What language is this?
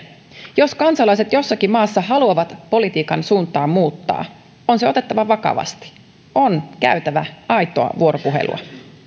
Finnish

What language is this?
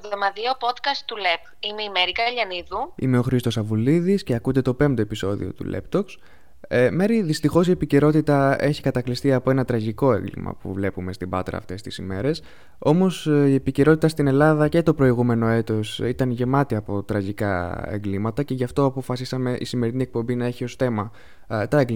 Greek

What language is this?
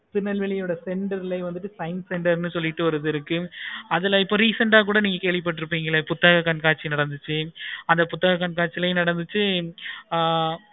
Tamil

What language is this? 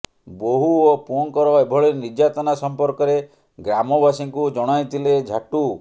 Odia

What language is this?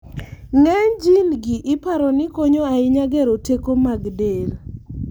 Luo (Kenya and Tanzania)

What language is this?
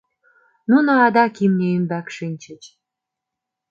Mari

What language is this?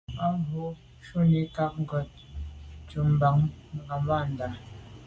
Medumba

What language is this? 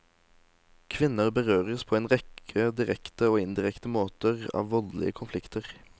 Norwegian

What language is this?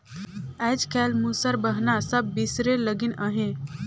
Chhattisgarhi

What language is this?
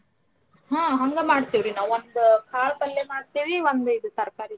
Kannada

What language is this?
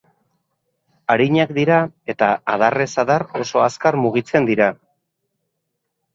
Basque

